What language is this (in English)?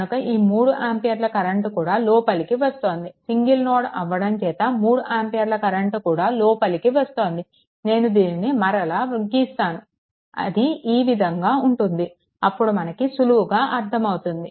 Telugu